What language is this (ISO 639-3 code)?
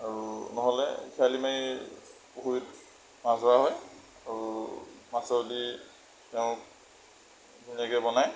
asm